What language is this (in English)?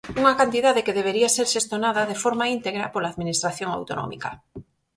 Galician